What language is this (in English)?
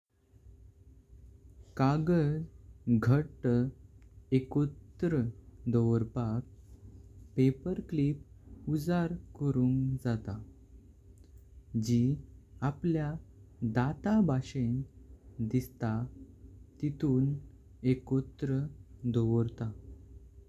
Konkani